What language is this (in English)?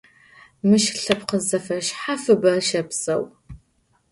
Adyghe